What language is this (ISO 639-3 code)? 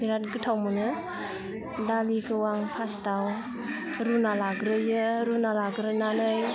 brx